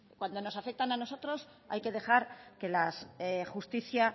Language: Spanish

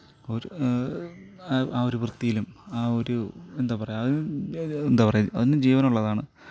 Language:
Malayalam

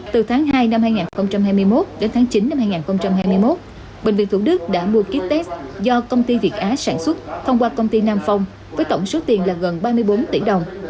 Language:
Vietnamese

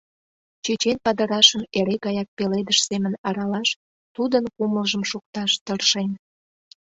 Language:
Mari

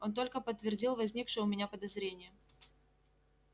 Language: Russian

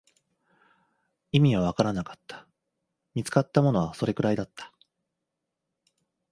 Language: Japanese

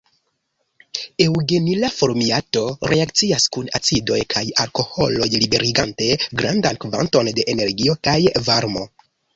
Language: Esperanto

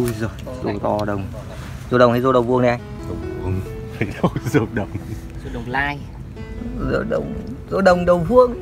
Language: Vietnamese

